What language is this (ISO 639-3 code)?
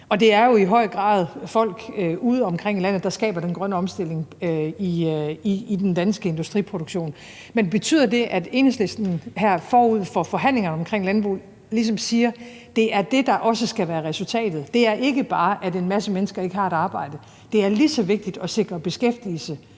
dan